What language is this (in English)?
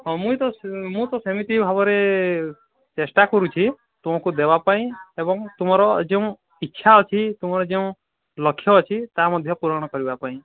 Odia